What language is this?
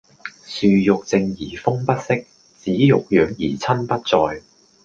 Cantonese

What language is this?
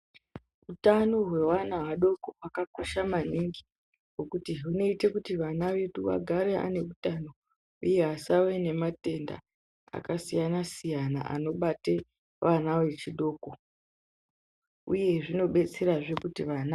Ndau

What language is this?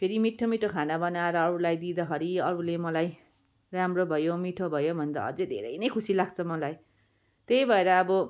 Nepali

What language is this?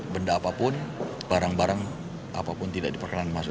Indonesian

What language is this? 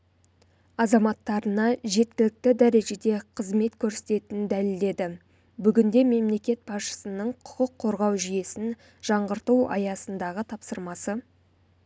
Kazakh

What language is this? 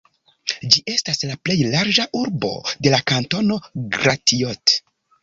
Esperanto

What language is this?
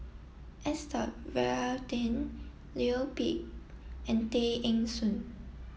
English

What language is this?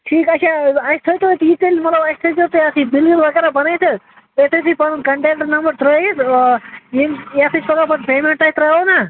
Kashmiri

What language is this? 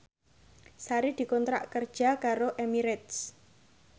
Javanese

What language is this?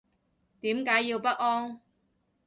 Cantonese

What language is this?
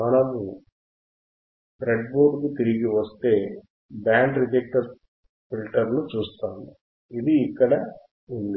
Telugu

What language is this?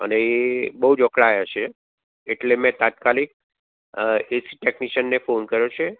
Gujarati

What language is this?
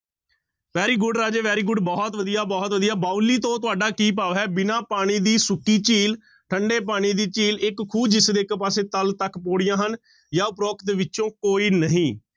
Punjabi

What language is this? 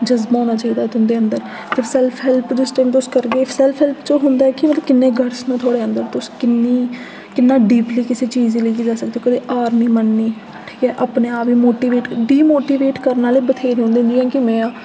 Dogri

